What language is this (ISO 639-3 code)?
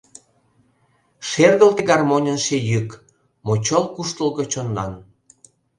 chm